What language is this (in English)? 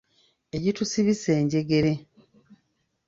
Ganda